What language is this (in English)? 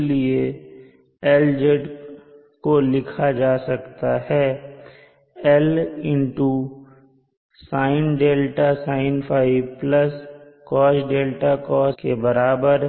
Hindi